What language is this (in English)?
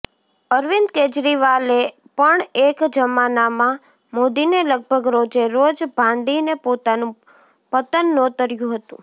Gujarati